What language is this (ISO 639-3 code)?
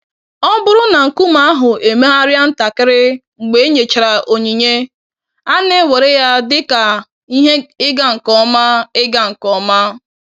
ibo